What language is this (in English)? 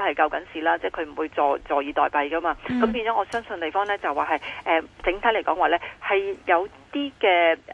Chinese